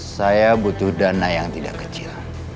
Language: Indonesian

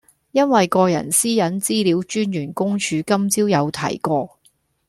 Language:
Cantonese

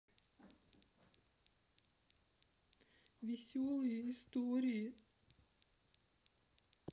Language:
Russian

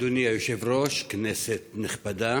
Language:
Hebrew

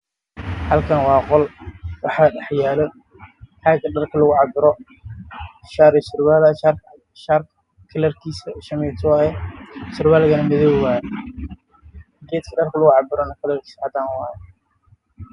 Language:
Somali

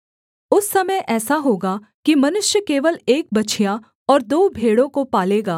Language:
Hindi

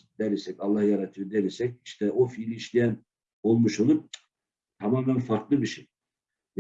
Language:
Turkish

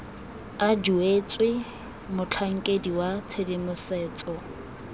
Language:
Tswana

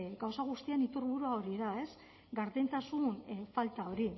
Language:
Basque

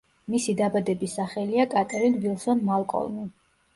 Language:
Georgian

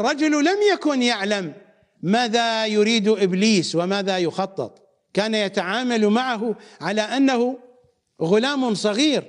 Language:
Arabic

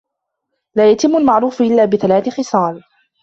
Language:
Arabic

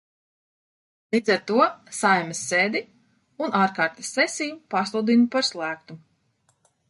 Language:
Latvian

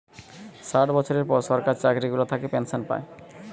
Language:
Bangla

